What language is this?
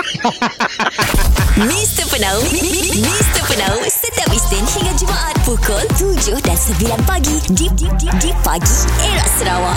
Malay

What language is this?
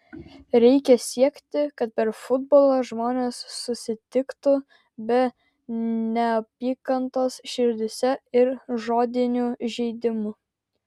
Lithuanian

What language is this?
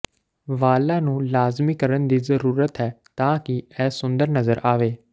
Punjabi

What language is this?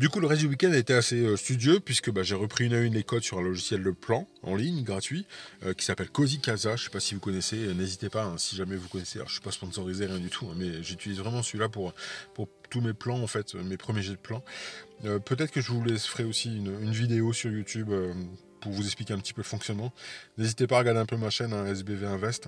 French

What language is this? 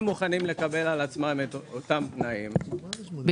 Hebrew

